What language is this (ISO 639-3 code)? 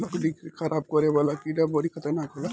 bho